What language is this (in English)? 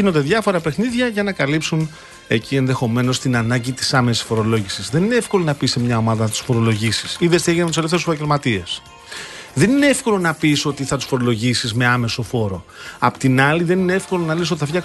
Greek